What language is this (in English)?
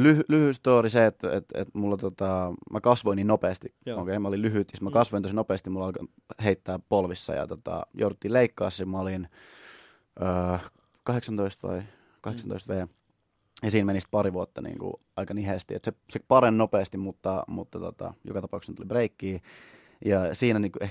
Finnish